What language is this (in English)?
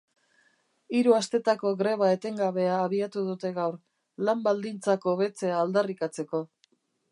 Basque